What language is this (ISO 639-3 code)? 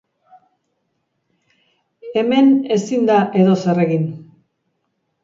eus